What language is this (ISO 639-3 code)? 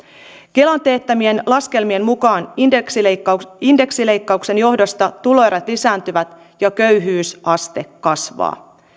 fin